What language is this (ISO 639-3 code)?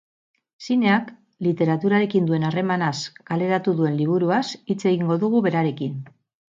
eus